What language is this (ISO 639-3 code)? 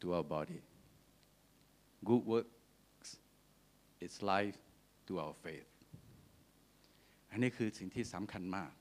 tha